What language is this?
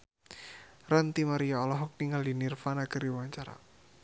Sundanese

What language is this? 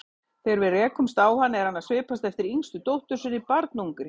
Icelandic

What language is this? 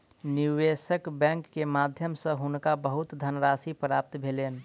Maithili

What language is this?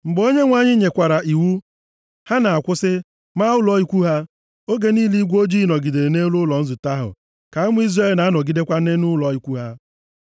Igbo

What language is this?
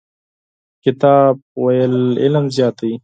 Pashto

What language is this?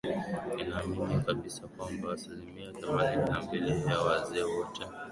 Swahili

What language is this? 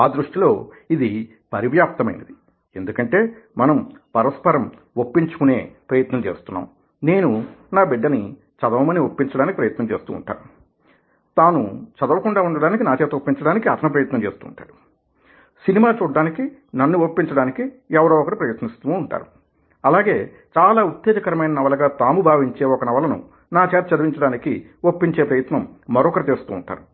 Telugu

